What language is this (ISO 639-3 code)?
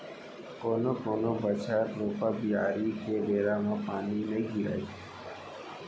hne